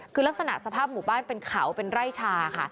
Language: Thai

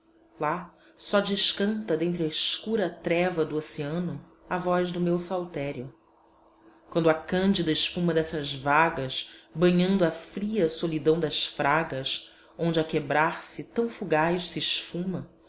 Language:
Portuguese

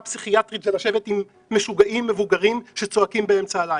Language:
Hebrew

